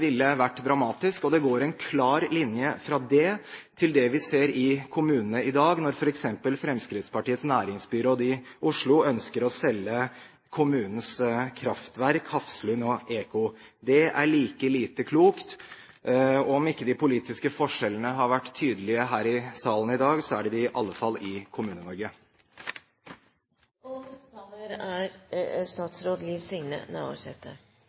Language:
Norwegian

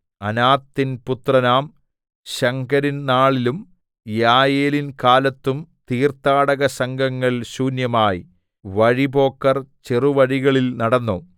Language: Malayalam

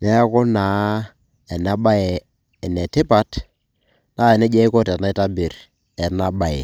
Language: Masai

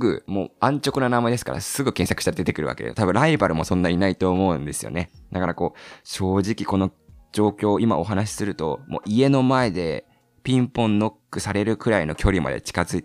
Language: Japanese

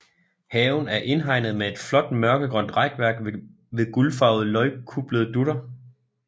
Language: Danish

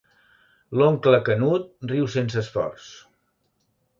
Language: Catalan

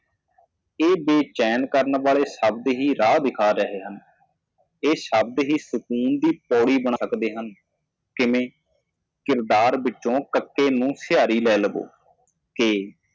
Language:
Punjabi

